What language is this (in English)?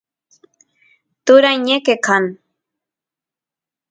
Santiago del Estero Quichua